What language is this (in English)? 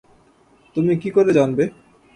Bangla